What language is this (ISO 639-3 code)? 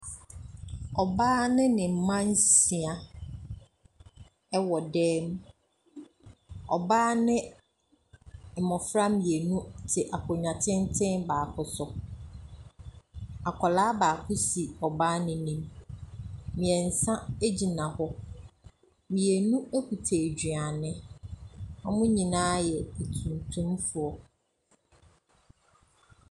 aka